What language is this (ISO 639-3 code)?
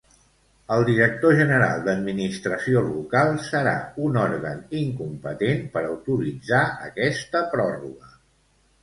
cat